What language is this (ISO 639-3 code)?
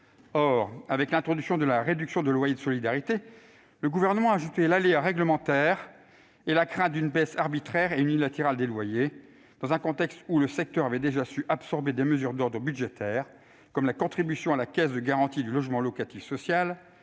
fra